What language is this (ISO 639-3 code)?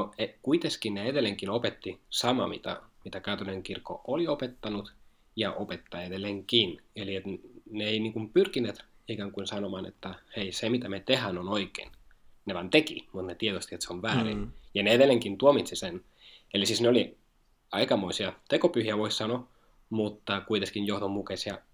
fin